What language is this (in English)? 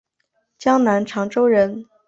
Chinese